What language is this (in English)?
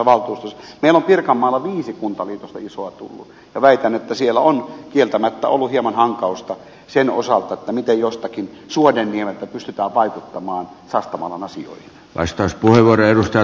Finnish